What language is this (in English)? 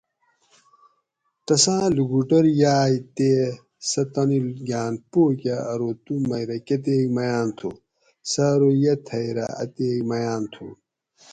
Gawri